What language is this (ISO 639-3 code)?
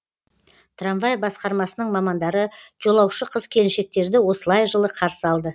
kaz